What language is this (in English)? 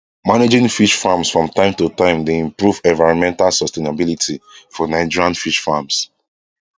Nigerian Pidgin